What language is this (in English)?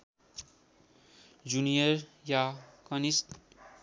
Nepali